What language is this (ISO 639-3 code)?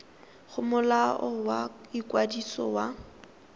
tsn